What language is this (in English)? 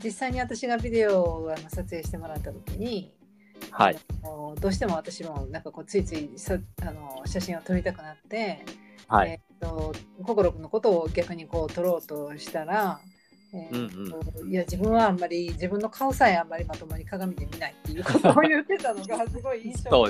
Japanese